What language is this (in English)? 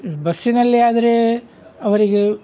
Kannada